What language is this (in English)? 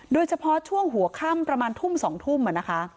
Thai